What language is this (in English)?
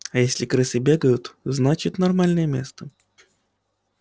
Russian